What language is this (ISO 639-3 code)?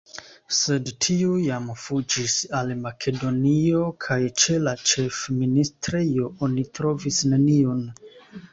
epo